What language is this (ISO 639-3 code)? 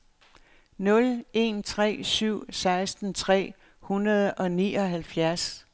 dan